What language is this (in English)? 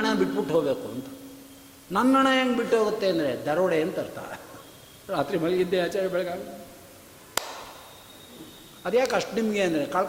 Kannada